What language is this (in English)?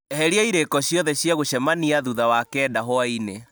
Kikuyu